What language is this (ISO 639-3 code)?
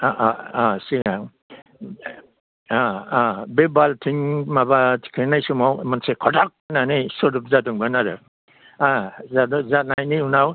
brx